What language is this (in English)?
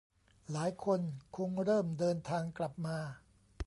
Thai